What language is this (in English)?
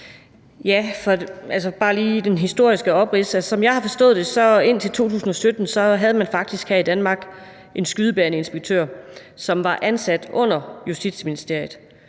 Danish